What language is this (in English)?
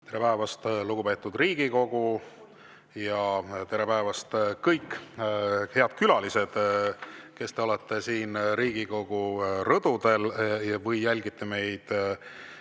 Estonian